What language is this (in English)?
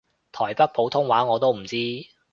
Cantonese